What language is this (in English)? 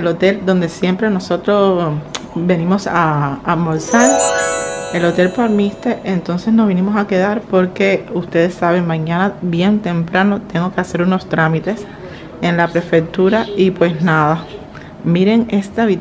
Spanish